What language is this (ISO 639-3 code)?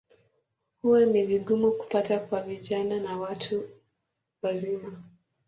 swa